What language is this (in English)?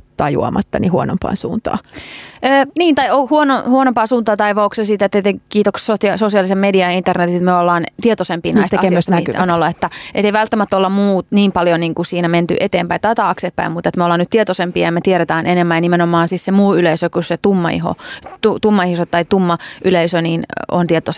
Finnish